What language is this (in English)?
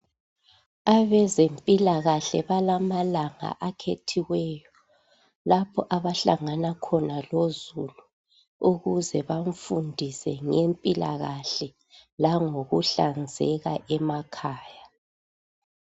North Ndebele